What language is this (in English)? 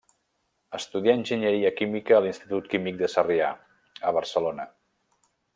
Catalan